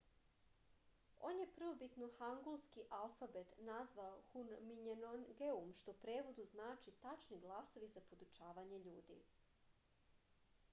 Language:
Serbian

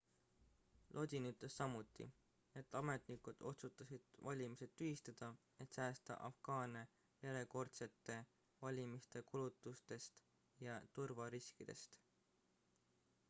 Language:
Estonian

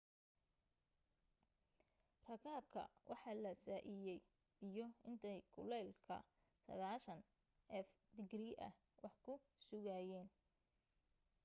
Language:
Somali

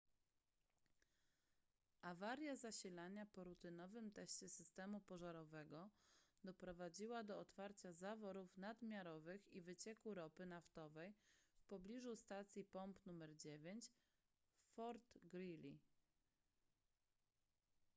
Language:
Polish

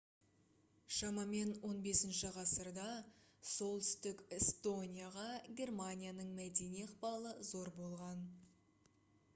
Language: Kazakh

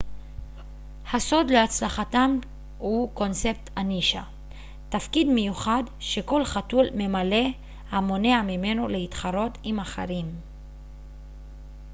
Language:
Hebrew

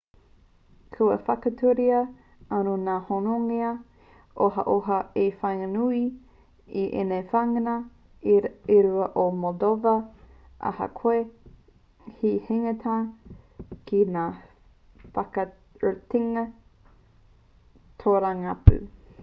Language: Māori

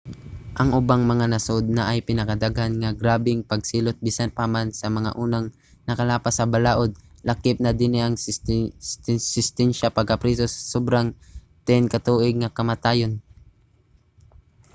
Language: Cebuano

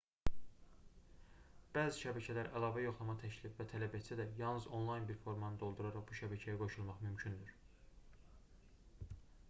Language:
Azerbaijani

